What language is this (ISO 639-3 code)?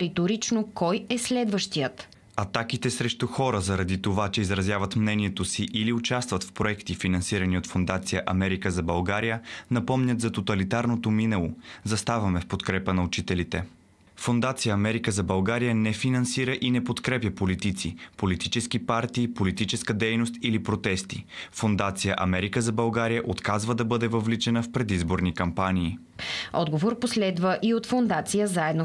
bul